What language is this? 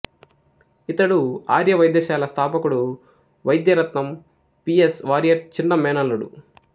Telugu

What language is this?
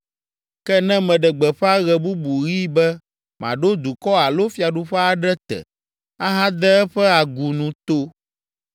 Ewe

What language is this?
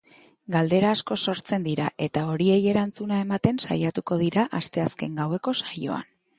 Basque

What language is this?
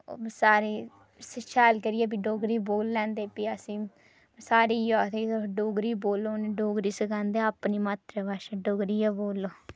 Dogri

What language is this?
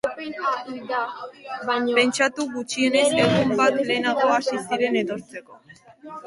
Basque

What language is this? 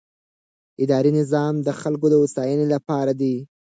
Pashto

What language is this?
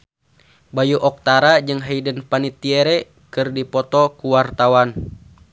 Sundanese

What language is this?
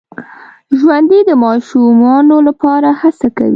Pashto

